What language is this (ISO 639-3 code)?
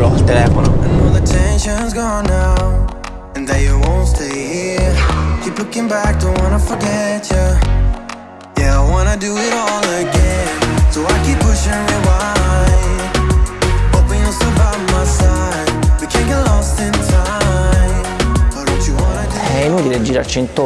ita